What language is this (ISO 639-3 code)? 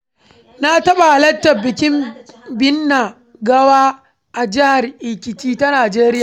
hau